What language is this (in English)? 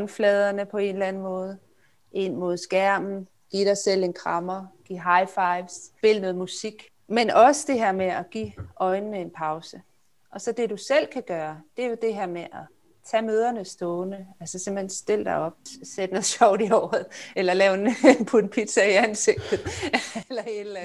Danish